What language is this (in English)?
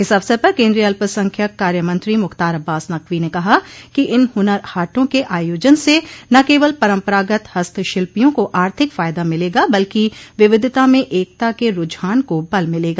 Hindi